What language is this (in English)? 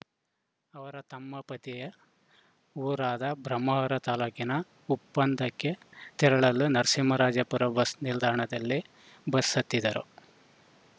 Kannada